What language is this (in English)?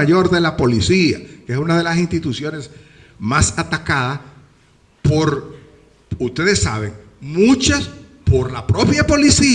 Spanish